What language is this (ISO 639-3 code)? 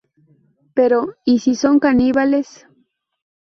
spa